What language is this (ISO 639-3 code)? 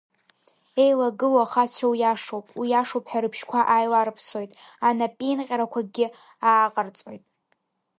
abk